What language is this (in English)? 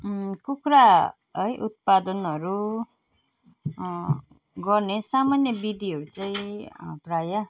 Nepali